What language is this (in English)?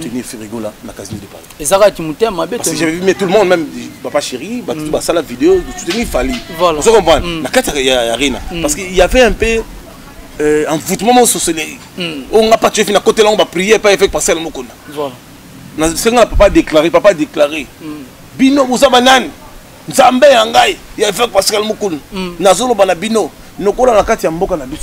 French